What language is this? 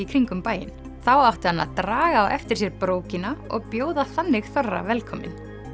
Icelandic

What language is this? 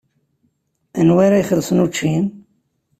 Kabyle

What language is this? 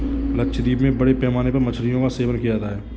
Hindi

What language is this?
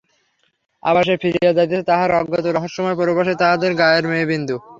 Bangla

